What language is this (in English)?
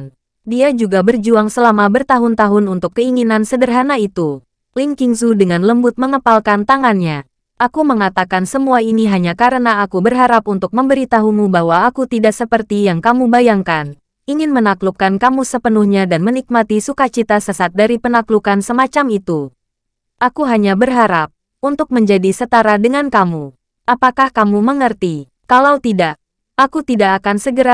Indonesian